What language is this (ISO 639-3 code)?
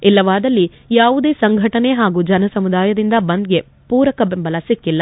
kan